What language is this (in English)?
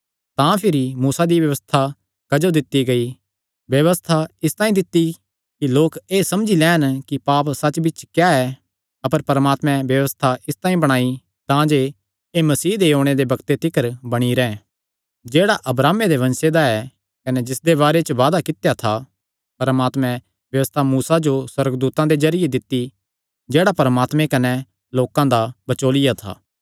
Kangri